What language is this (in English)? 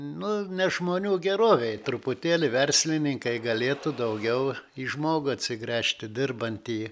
Lithuanian